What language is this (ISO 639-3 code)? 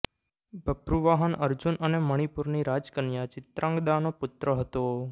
guj